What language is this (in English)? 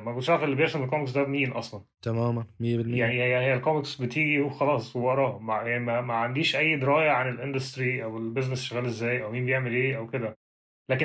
Arabic